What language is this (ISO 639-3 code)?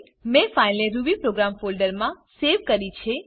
guj